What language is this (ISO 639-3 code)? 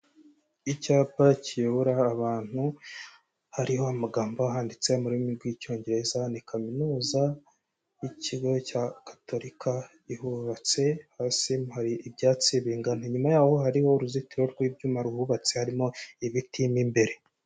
kin